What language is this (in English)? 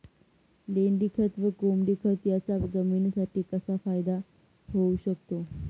Marathi